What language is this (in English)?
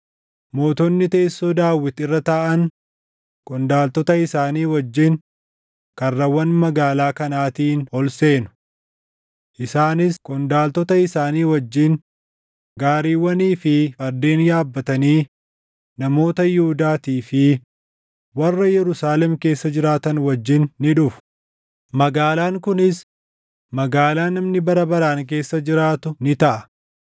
Oromo